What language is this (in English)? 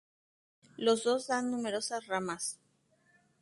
Spanish